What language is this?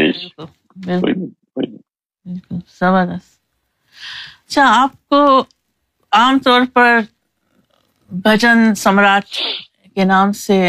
Urdu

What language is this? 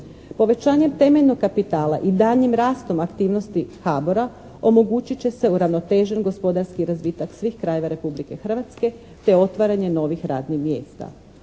Croatian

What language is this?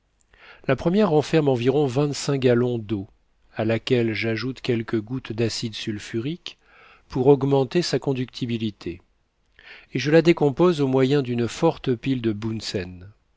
French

